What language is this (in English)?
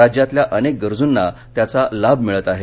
Marathi